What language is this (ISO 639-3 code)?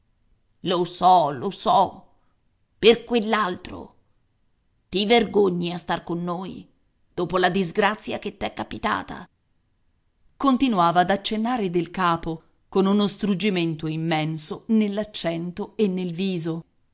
ita